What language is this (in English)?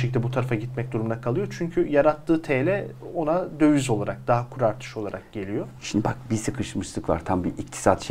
Turkish